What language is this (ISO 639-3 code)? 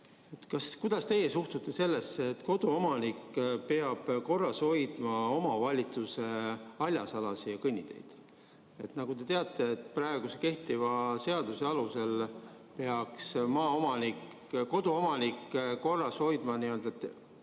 est